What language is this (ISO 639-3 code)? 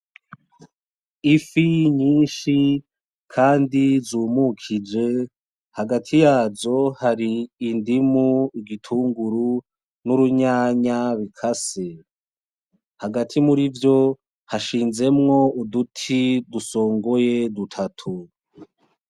run